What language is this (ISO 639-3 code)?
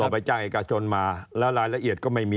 tha